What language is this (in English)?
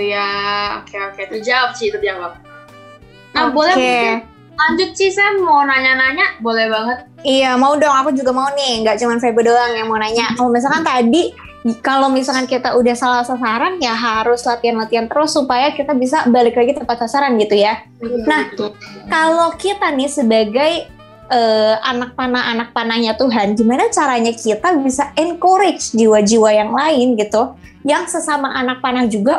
Indonesian